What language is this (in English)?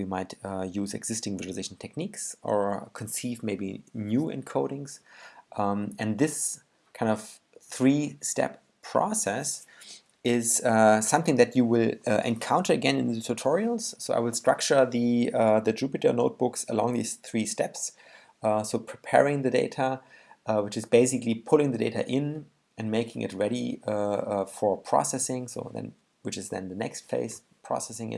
English